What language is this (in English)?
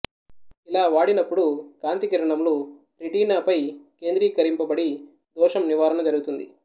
Telugu